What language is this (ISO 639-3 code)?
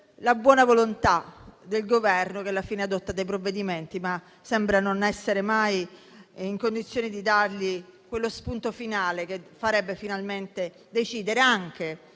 ita